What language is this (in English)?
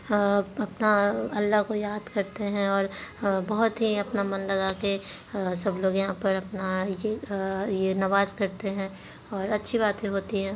Hindi